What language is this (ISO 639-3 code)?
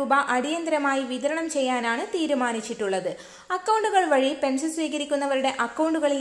ron